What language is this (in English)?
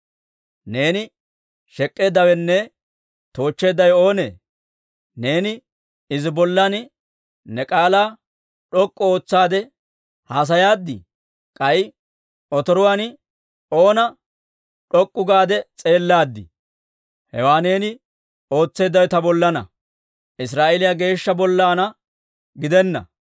Dawro